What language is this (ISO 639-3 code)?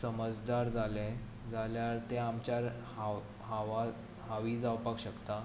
kok